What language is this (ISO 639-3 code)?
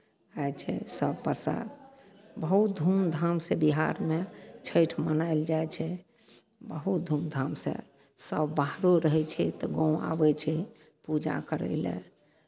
mai